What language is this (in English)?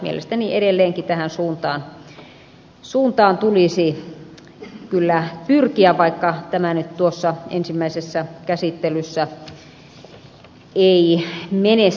Finnish